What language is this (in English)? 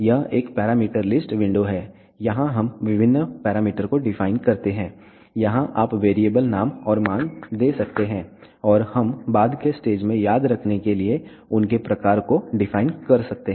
Hindi